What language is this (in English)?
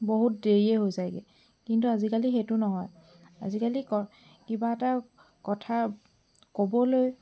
Assamese